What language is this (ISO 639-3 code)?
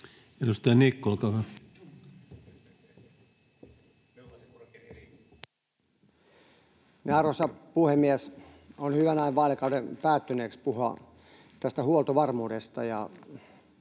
fin